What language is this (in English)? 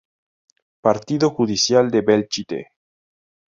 Spanish